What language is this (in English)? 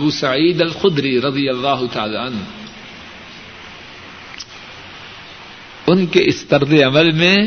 Urdu